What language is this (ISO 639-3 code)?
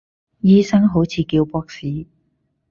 yue